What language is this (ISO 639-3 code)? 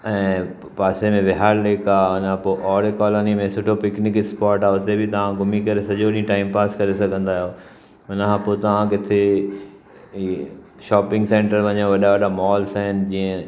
snd